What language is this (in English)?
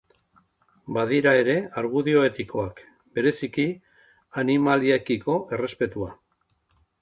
Basque